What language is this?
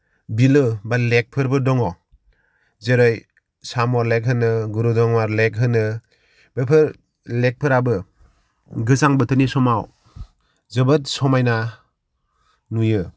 Bodo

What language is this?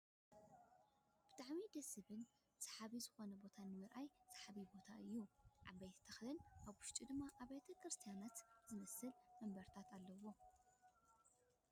Tigrinya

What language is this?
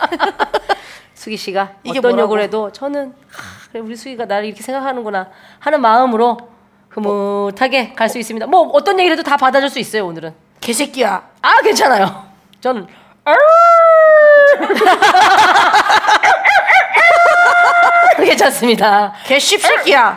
Korean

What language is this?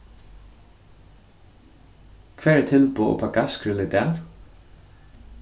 Faroese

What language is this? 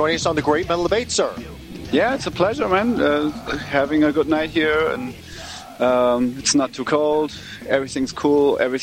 English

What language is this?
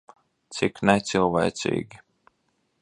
Latvian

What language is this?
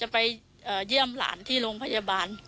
Thai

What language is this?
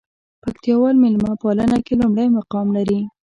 Pashto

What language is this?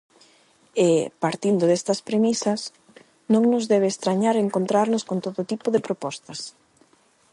Galician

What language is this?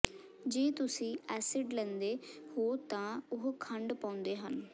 Punjabi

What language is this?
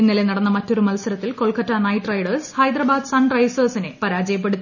Malayalam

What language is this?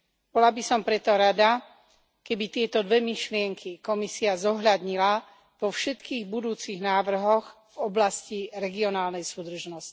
Slovak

